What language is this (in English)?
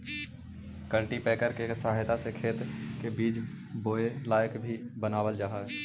Magahi